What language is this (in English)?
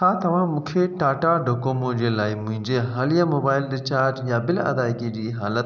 Sindhi